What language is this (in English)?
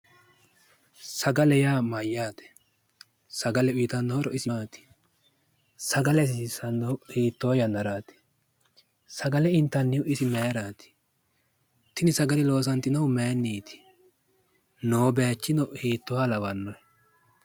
Sidamo